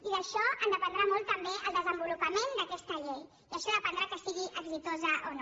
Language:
Catalan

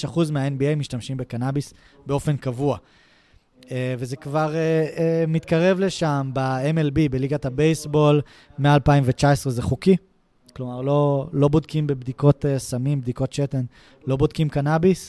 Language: Hebrew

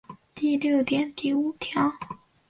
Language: Chinese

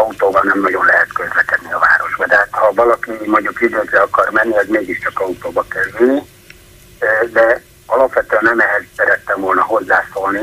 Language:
Hungarian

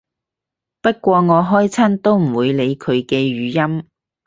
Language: Cantonese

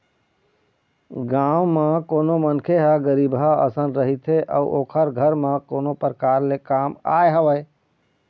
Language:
Chhattisgarhi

